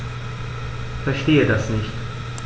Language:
German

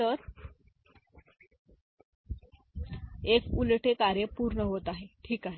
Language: Marathi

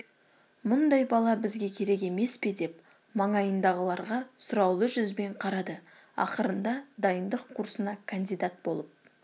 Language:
Kazakh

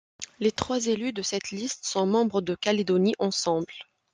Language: French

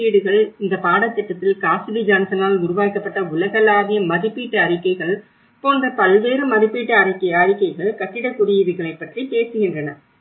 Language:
Tamil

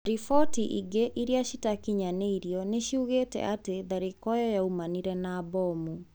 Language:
Kikuyu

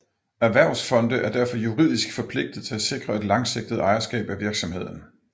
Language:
Danish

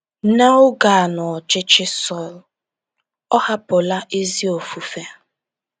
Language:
Igbo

